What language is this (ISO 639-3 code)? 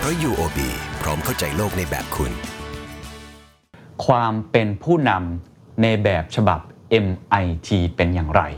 tha